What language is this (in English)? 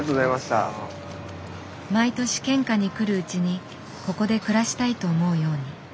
Japanese